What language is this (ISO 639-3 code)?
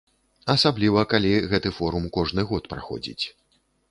bel